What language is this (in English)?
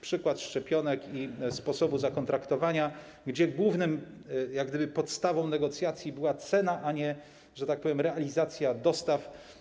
Polish